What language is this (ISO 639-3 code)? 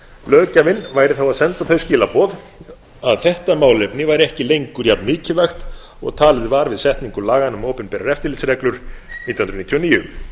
isl